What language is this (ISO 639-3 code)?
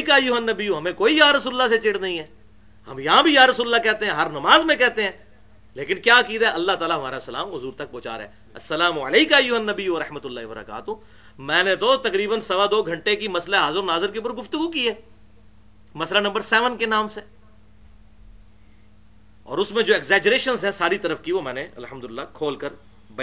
urd